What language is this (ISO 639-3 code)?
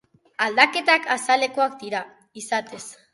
eus